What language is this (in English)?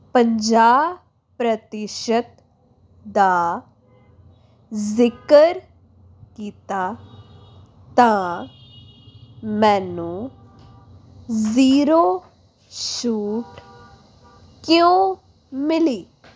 Punjabi